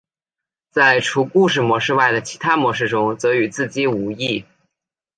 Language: Chinese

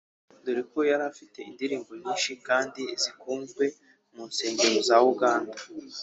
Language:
Kinyarwanda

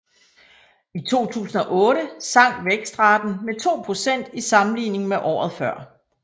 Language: Danish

